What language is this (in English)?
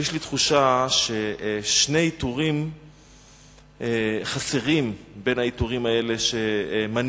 Hebrew